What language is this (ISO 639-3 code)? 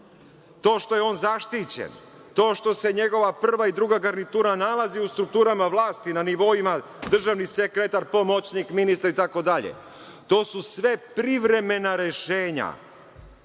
srp